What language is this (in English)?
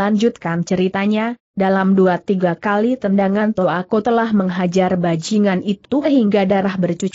Indonesian